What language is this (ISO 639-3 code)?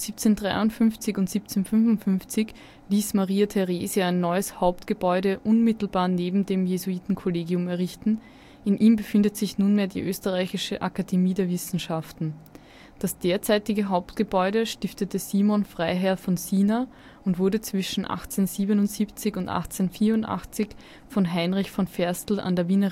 deu